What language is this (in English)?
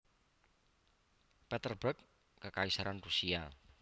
Javanese